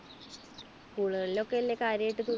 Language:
Malayalam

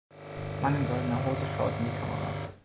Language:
German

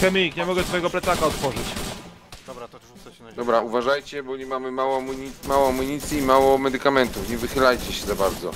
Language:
Polish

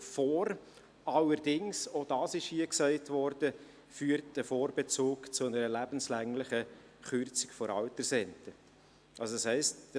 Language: Swiss German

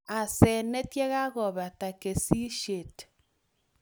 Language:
Kalenjin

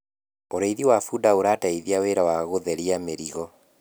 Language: Kikuyu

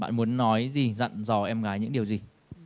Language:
Vietnamese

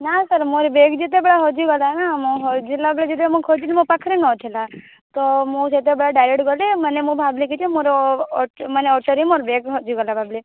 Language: Odia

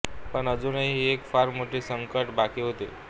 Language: Marathi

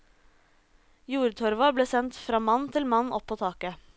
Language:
Norwegian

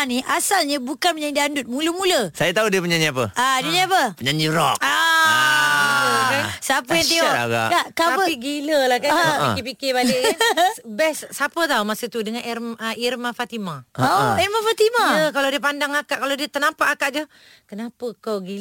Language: Malay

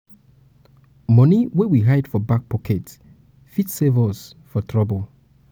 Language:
Nigerian Pidgin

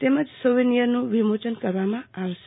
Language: Gujarati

